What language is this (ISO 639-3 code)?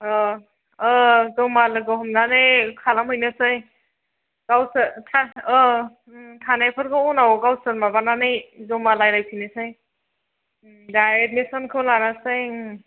brx